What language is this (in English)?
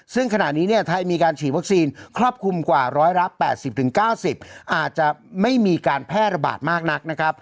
Thai